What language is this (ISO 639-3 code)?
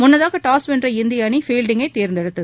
tam